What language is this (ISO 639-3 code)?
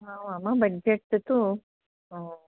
san